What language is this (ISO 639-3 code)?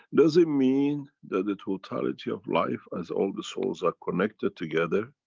eng